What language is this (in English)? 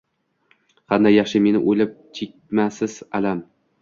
Uzbek